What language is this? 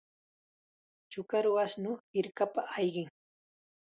Chiquián Ancash Quechua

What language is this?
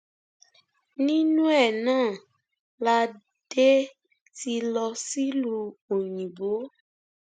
Yoruba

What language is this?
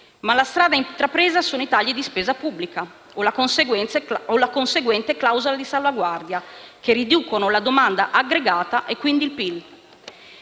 Italian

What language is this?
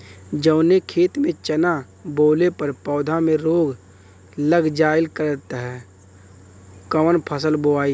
Bhojpuri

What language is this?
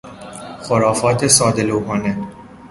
Persian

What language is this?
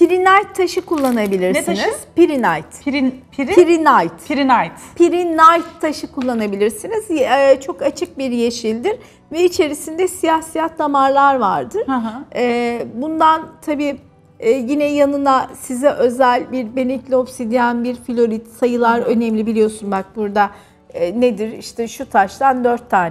Turkish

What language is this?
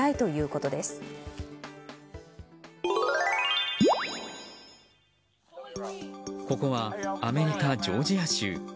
Japanese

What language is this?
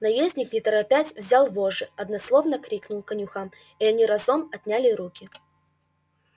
Russian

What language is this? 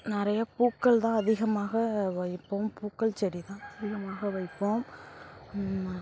Tamil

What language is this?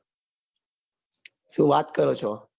Gujarati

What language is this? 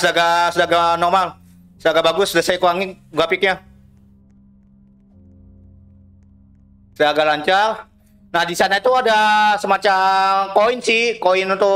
Indonesian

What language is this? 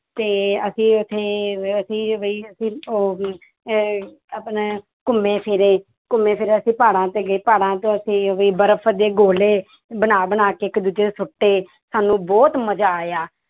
Punjabi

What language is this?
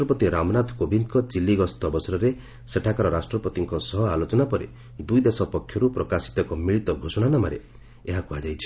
Odia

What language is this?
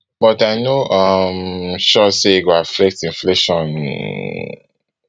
Nigerian Pidgin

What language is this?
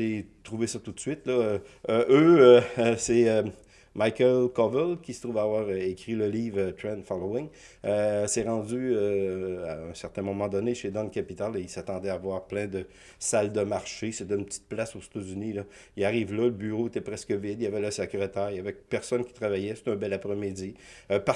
French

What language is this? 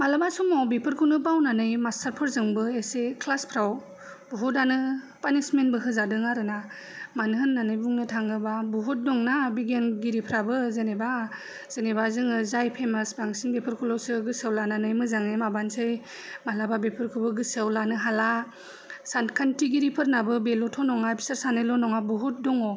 Bodo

